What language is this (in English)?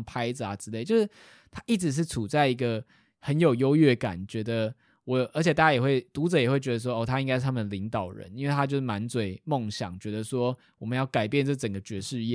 Chinese